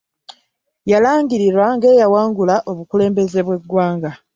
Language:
Ganda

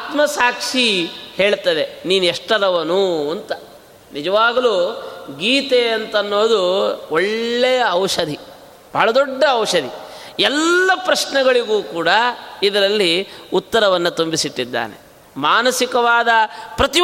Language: Kannada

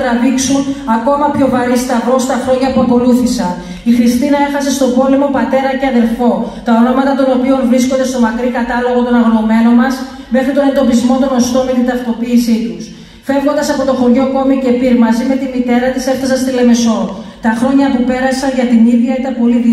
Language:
Greek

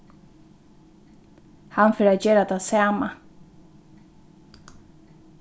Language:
Faroese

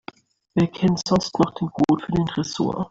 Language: German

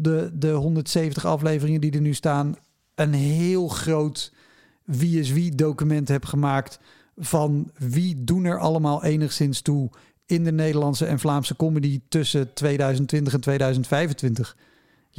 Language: Dutch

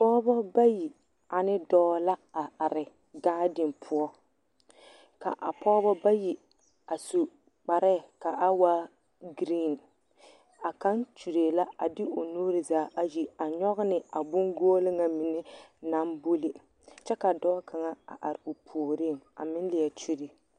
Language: Southern Dagaare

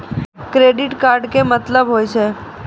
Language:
Maithili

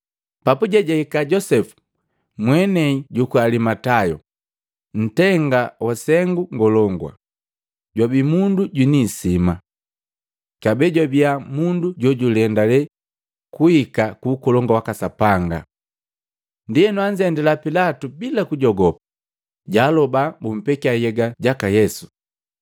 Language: Matengo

